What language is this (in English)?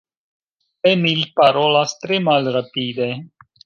Esperanto